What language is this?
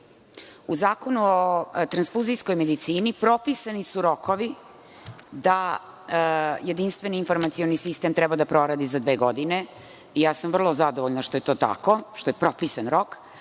Serbian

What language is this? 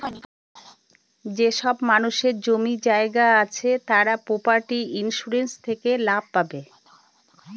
Bangla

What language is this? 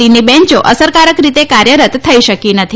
Gujarati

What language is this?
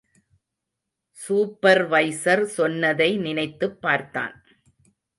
Tamil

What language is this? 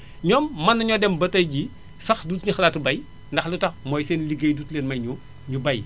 Wolof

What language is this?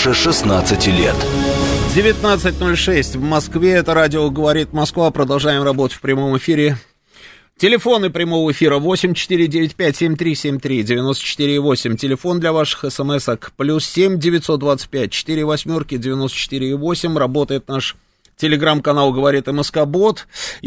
Russian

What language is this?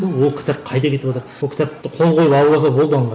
Kazakh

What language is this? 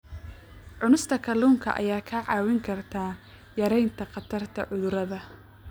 Somali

